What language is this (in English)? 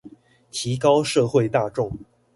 Chinese